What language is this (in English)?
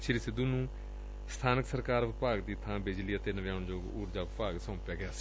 Punjabi